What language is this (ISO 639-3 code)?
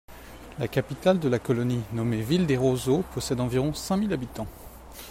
fra